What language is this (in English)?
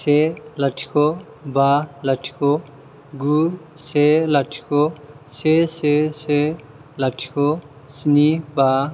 Bodo